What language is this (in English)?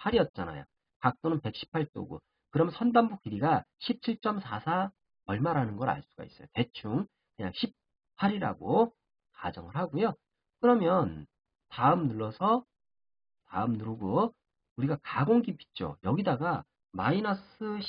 Korean